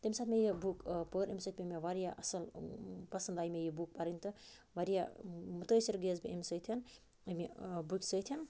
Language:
Kashmiri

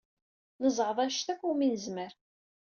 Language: Kabyle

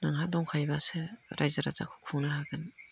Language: Bodo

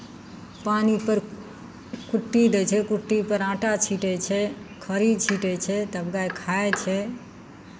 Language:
Maithili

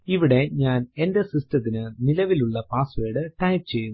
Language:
Malayalam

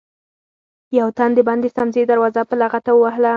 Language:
Pashto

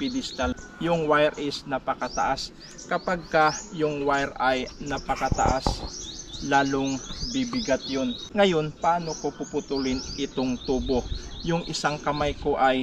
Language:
Filipino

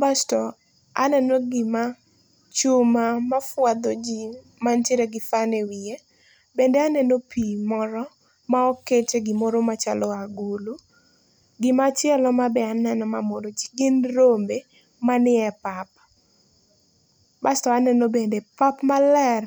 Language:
Luo (Kenya and Tanzania)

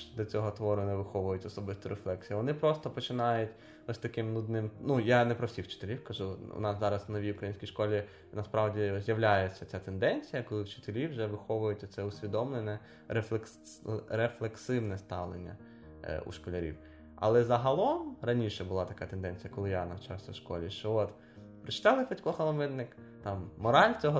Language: Ukrainian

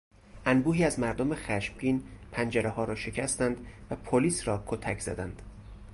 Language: Persian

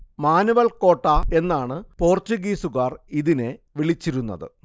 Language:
Malayalam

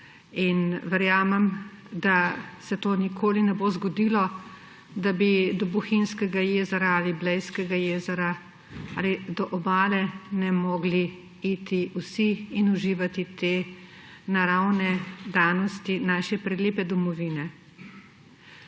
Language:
Slovenian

